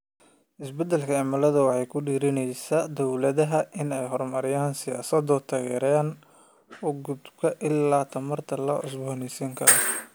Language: Somali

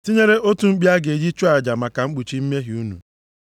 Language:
Igbo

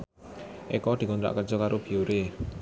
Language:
Javanese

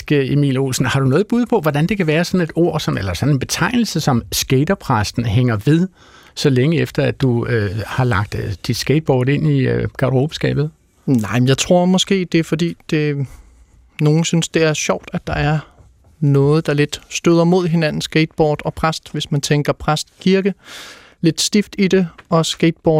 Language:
Danish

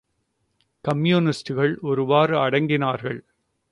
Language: Tamil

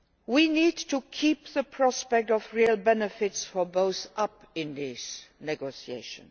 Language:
English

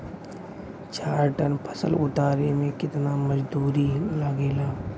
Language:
Bhojpuri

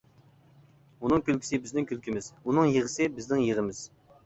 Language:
Uyghur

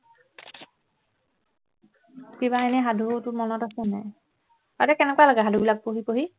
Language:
Assamese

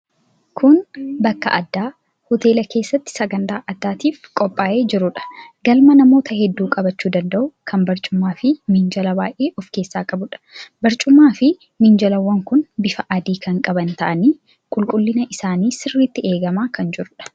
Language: Oromo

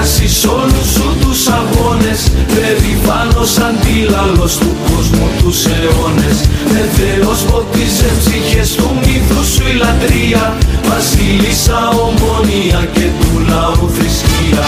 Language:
Greek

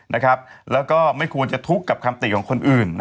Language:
Thai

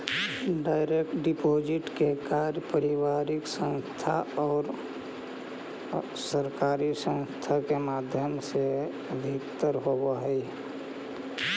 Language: Magahi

